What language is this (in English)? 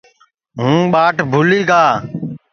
Sansi